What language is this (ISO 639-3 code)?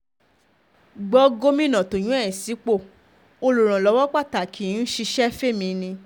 yor